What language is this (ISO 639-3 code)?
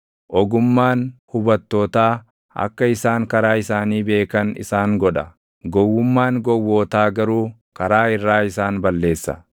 orm